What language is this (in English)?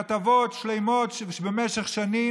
Hebrew